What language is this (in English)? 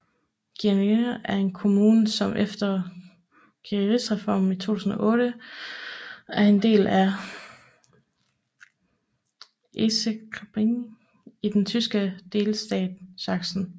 Danish